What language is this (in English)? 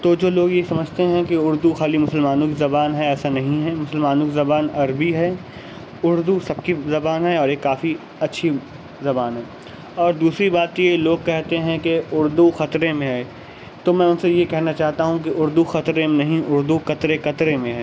Urdu